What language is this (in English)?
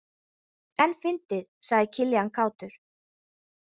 Icelandic